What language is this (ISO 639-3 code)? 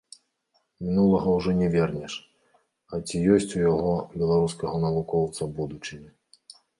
bel